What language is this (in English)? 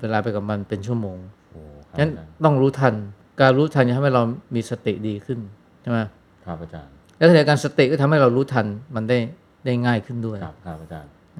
Thai